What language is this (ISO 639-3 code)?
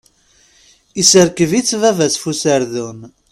kab